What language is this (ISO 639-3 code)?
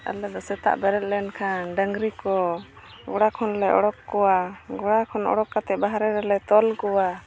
sat